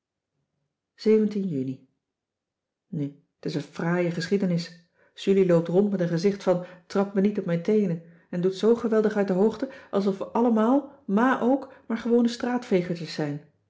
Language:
Dutch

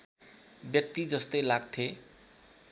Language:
Nepali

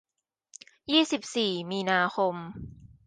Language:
Thai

